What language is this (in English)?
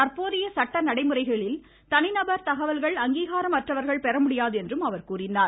Tamil